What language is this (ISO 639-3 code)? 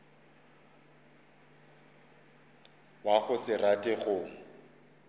nso